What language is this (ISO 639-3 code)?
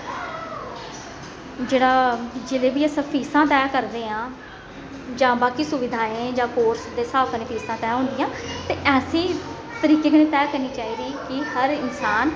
doi